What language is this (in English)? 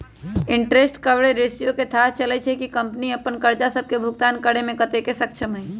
Magahi